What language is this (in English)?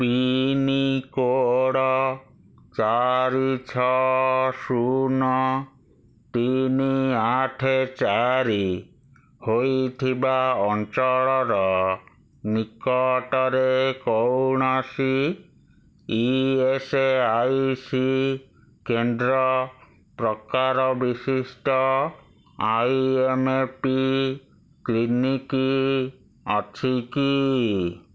Odia